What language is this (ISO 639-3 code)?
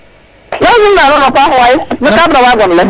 srr